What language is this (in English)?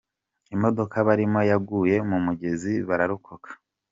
Kinyarwanda